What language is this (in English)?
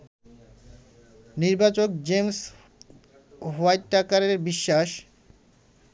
Bangla